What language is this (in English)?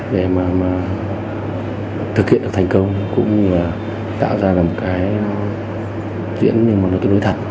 Vietnamese